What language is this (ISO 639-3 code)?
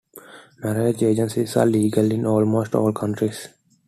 eng